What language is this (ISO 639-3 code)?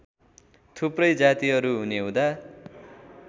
nep